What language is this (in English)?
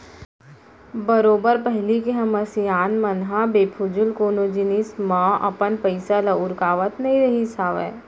Chhattisgarhi